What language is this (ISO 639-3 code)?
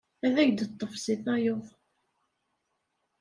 kab